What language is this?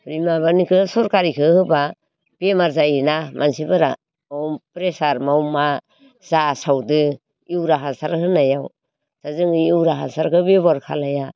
Bodo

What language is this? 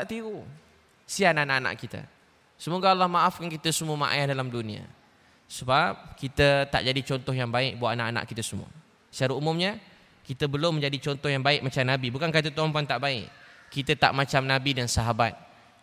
Malay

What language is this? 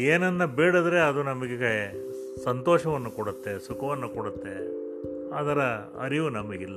Kannada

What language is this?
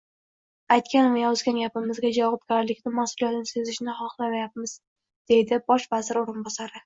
Uzbek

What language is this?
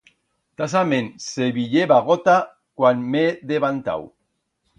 Aragonese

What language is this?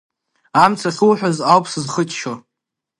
Abkhazian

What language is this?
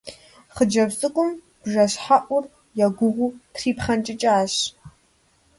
Kabardian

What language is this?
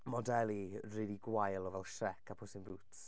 Welsh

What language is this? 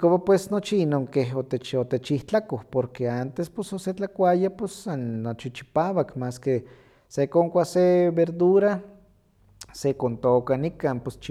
Huaxcaleca Nahuatl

